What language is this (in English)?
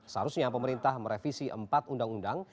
Indonesian